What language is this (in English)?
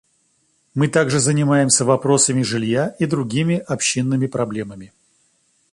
Russian